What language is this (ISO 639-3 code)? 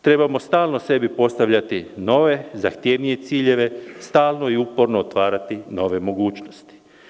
srp